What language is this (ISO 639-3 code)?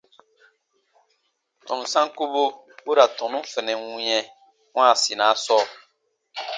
bba